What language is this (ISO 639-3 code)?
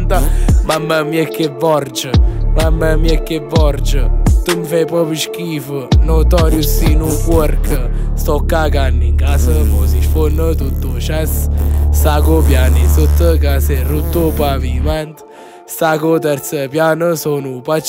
ron